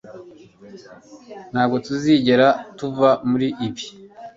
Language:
Kinyarwanda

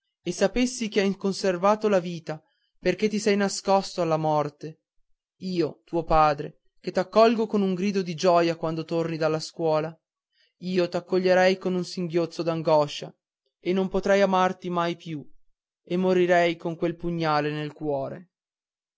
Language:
Italian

